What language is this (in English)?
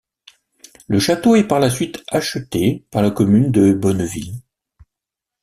French